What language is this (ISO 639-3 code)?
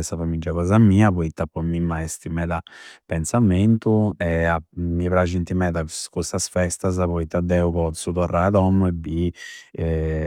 sro